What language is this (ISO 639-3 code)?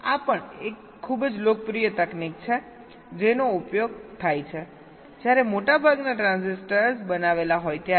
guj